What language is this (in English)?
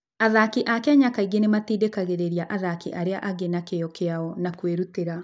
Kikuyu